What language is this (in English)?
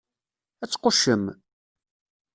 Kabyle